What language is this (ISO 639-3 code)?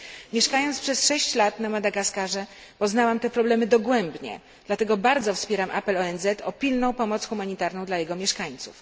pol